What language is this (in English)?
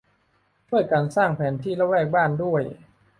Thai